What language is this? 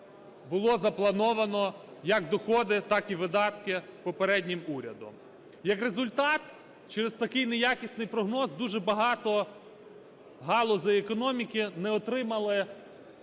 Ukrainian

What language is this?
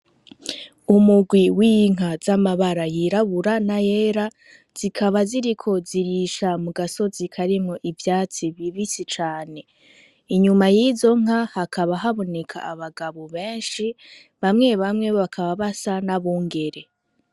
Rundi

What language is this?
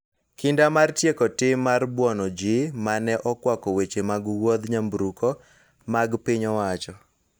Luo (Kenya and Tanzania)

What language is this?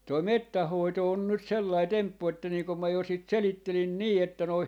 Finnish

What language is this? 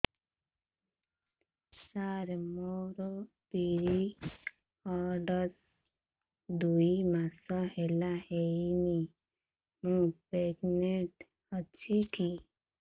Odia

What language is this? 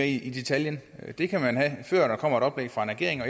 Danish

